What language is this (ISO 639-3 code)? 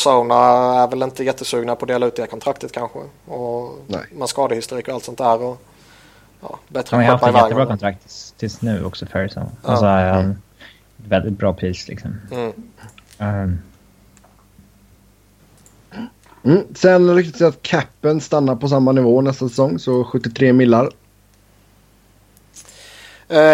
swe